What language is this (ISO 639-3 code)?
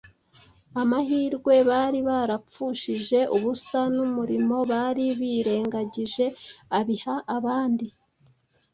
kin